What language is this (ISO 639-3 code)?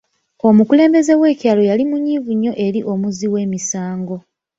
lug